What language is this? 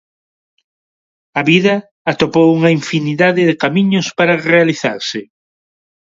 Galician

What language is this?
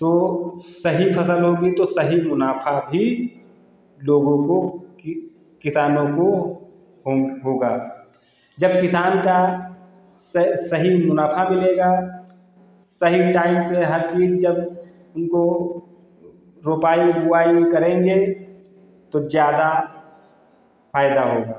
Hindi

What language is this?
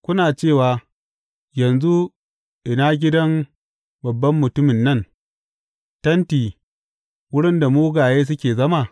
Hausa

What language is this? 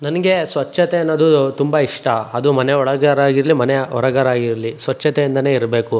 Kannada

